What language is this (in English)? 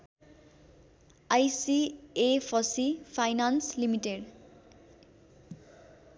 Nepali